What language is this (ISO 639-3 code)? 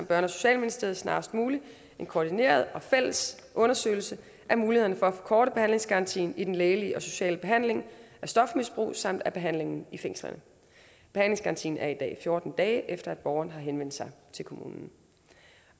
dan